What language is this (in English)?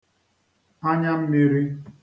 Igbo